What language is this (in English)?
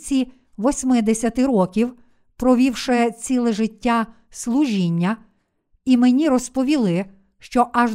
Ukrainian